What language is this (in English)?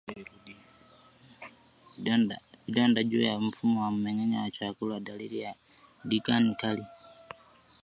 Swahili